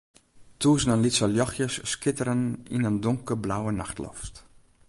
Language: Western Frisian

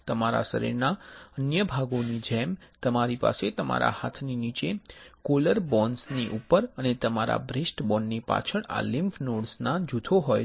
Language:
Gujarati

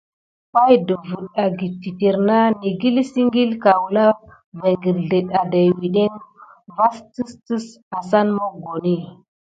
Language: Gidar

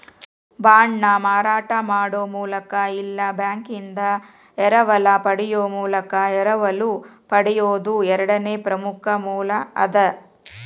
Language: Kannada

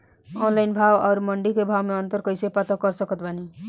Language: Bhojpuri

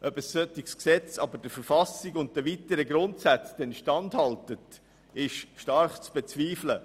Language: Swiss German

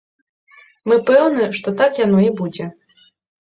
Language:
Belarusian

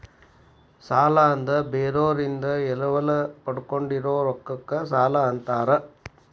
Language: Kannada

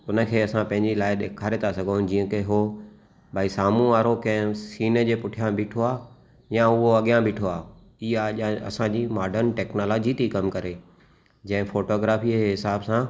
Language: Sindhi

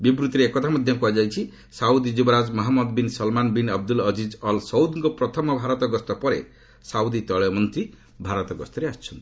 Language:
Odia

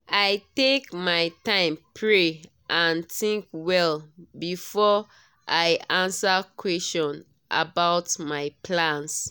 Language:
Nigerian Pidgin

